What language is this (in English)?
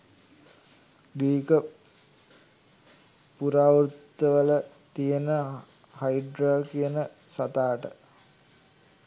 Sinhala